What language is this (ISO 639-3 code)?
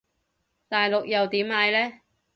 yue